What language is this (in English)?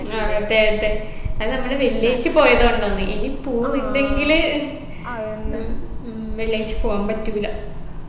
Malayalam